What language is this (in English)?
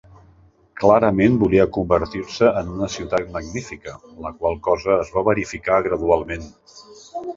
Catalan